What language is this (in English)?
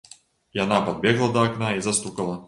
Belarusian